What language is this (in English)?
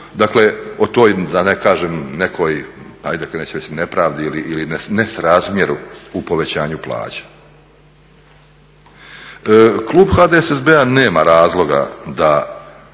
Croatian